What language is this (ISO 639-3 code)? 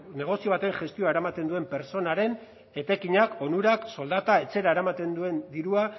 eus